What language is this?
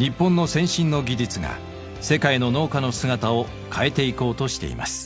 Japanese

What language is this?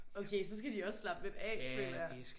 Danish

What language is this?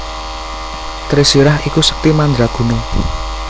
Javanese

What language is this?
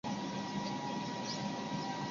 Chinese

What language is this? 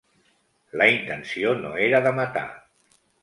Catalan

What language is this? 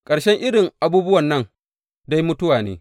Hausa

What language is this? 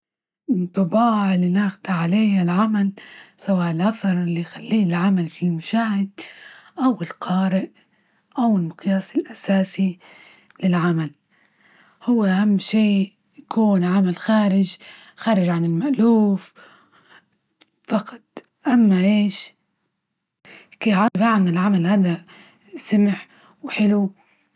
Libyan Arabic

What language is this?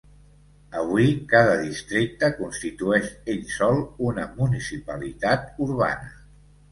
Catalan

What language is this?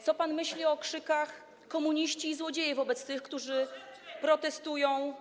Polish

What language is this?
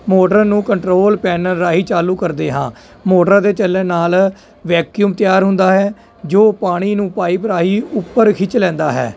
Punjabi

